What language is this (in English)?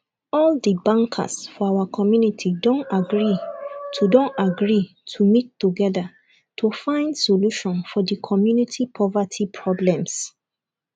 Nigerian Pidgin